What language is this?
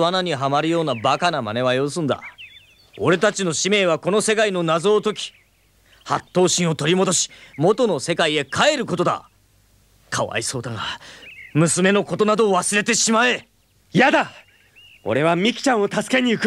Japanese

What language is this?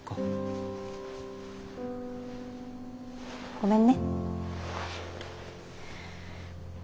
Japanese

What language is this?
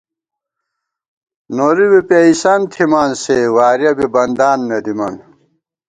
Gawar-Bati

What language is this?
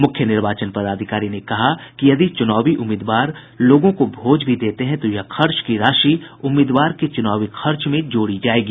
Hindi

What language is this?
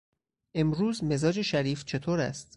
Persian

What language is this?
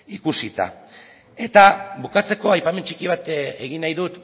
Basque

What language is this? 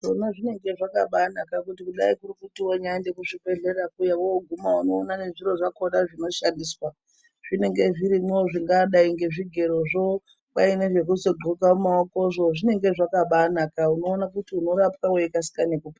Ndau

